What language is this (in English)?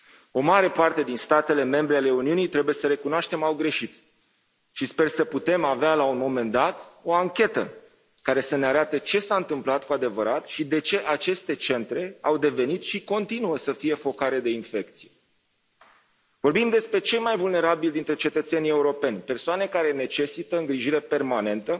Romanian